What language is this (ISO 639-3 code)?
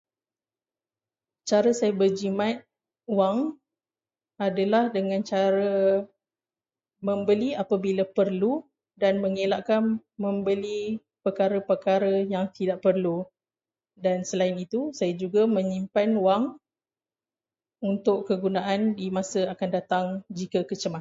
msa